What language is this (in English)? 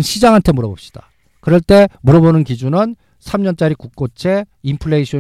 Korean